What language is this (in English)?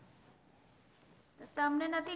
Gujarati